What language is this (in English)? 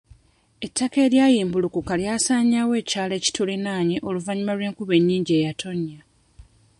Ganda